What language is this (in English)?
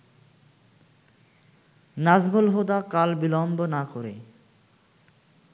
Bangla